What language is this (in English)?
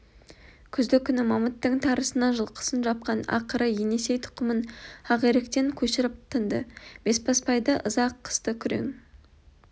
Kazakh